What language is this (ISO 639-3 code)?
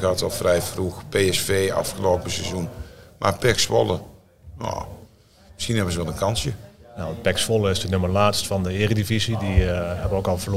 nld